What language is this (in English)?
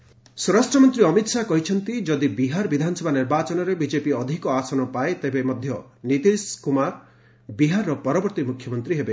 Odia